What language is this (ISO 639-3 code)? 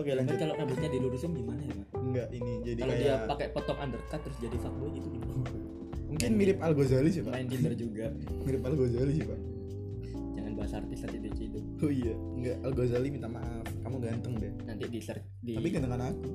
ind